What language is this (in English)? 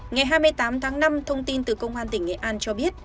Vietnamese